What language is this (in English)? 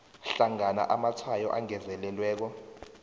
South Ndebele